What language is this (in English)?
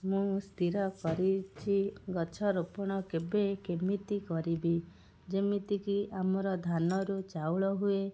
Odia